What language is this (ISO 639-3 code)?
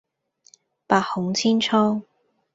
yue